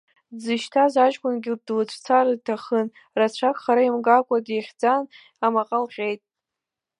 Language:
Abkhazian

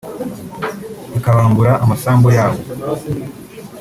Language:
Kinyarwanda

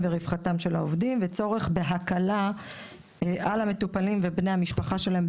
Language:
Hebrew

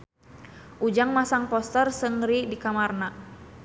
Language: Sundanese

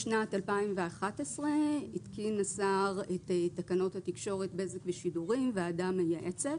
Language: Hebrew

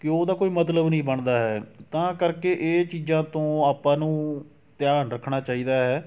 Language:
Punjabi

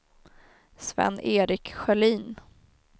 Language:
Swedish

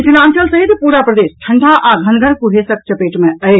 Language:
Maithili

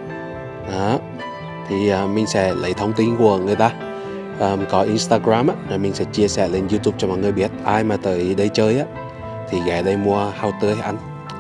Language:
Vietnamese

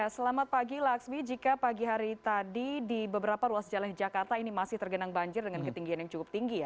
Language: Indonesian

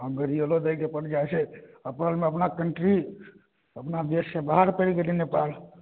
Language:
Maithili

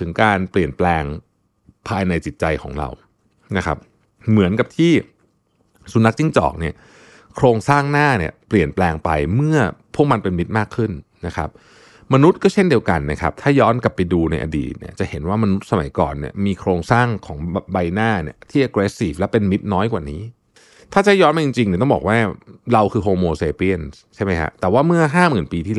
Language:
Thai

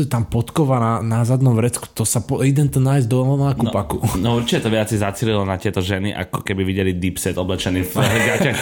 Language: Slovak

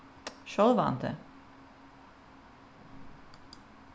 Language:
Faroese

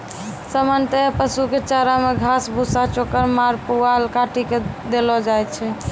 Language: Maithili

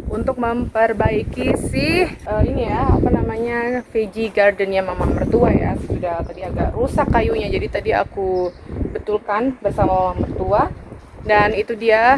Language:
Indonesian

